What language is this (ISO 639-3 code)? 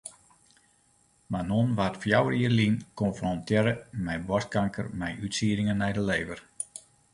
fry